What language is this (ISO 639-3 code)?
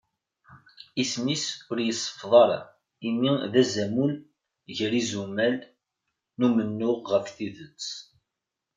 kab